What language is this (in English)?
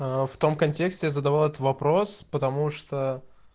Russian